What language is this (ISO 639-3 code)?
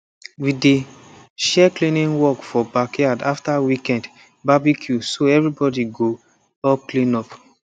pcm